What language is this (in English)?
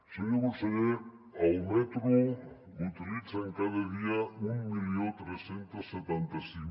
Catalan